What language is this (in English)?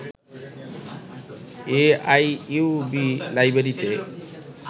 Bangla